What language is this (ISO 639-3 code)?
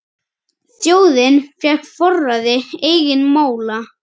isl